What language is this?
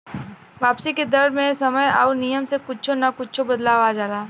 Bhojpuri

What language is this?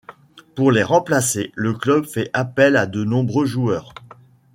French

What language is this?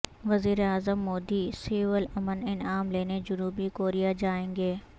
Urdu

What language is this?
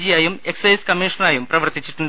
Malayalam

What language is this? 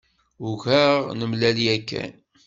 Kabyle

